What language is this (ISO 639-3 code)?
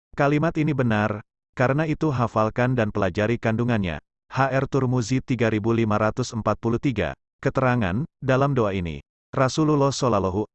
ind